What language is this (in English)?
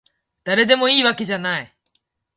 Japanese